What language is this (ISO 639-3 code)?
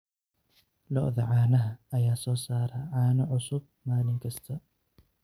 som